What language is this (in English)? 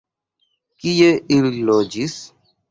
Esperanto